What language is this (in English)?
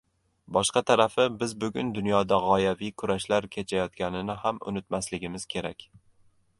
Uzbek